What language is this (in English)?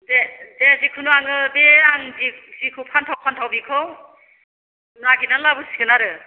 Bodo